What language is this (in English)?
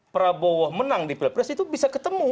Indonesian